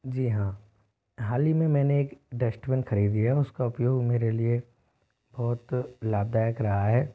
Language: Hindi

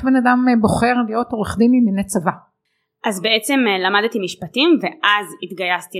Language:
Hebrew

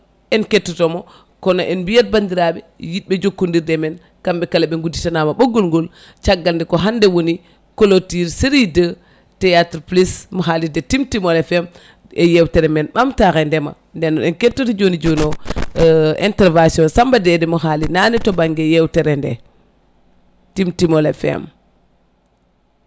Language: Fula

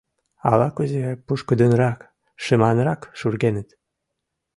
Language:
Mari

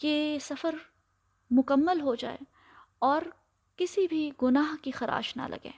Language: Urdu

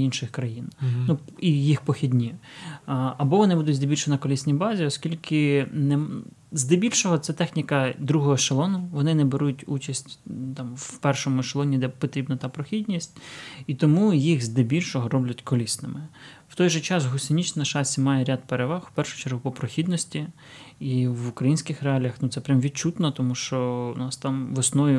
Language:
Ukrainian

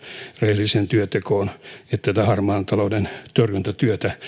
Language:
Finnish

